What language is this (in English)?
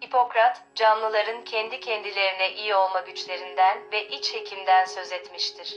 Turkish